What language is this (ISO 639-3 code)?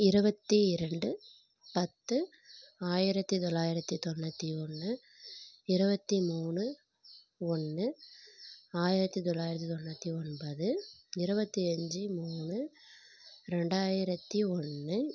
tam